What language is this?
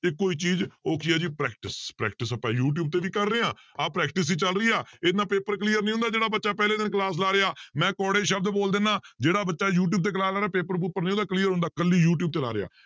Punjabi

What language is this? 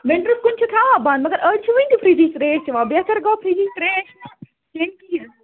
Kashmiri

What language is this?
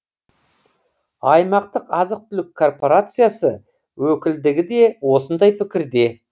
Kazakh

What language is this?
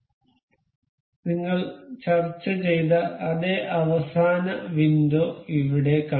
Malayalam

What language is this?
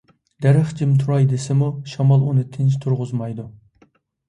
Uyghur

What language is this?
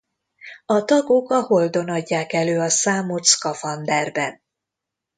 Hungarian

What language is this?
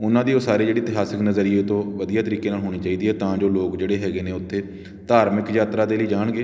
Punjabi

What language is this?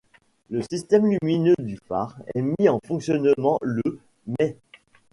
French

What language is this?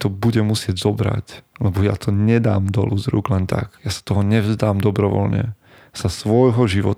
Slovak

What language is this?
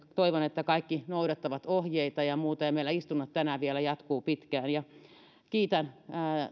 Finnish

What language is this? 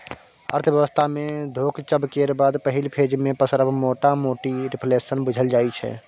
Maithili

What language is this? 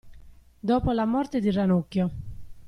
Italian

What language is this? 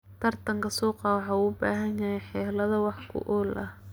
Somali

